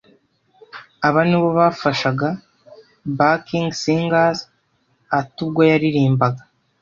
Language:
Kinyarwanda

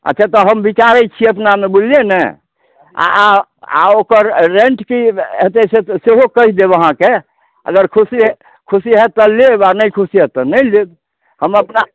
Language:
Maithili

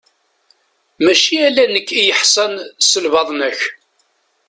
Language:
Kabyle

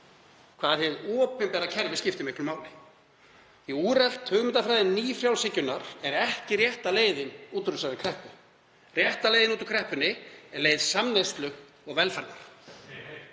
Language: Icelandic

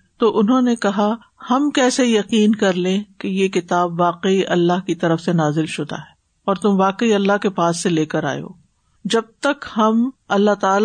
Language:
Urdu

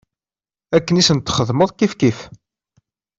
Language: Kabyle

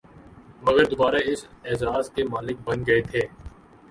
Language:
Urdu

